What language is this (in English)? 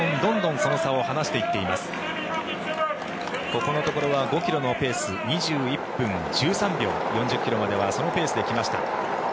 Japanese